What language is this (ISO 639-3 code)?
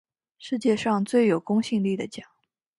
zho